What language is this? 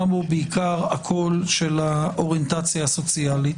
Hebrew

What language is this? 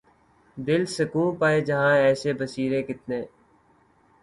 Urdu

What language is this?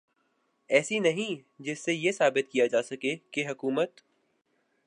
Urdu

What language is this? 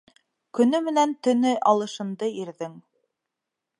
Bashkir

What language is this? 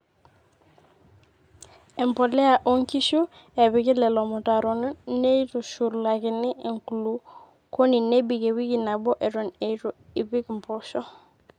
Masai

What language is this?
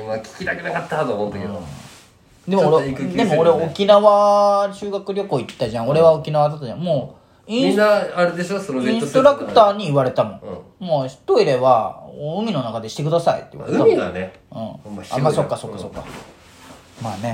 Japanese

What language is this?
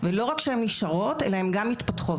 Hebrew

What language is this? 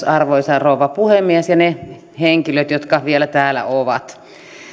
Finnish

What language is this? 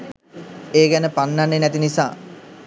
Sinhala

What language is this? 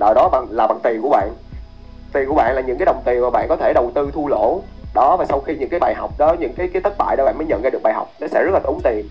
Vietnamese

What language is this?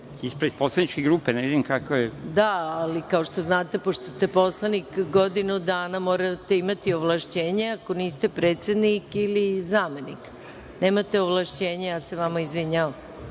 Serbian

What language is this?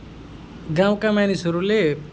Nepali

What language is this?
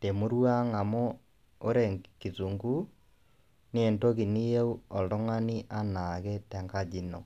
Masai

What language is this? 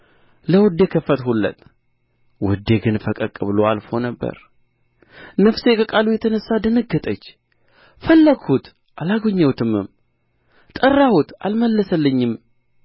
Amharic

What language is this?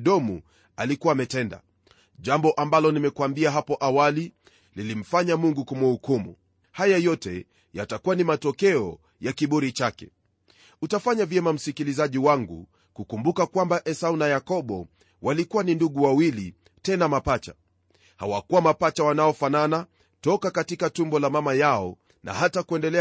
Swahili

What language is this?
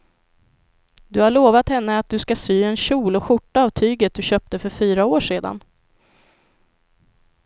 Swedish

